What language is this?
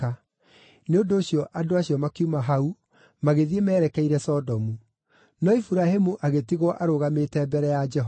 Kikuyu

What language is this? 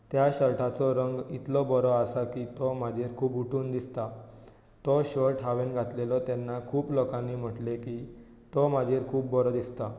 Konkani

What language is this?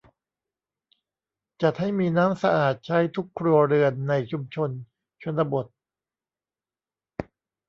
Thai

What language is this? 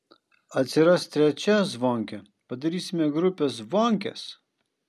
Lithuanian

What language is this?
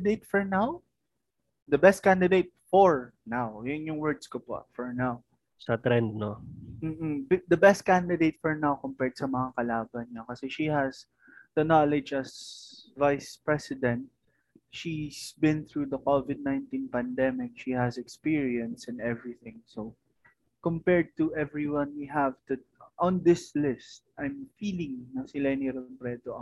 Filipino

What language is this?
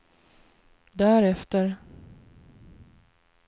Swedish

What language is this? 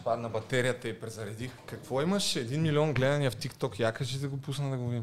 Bulgarian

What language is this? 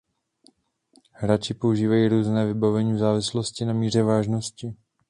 Czech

